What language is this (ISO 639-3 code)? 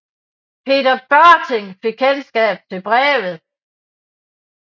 dan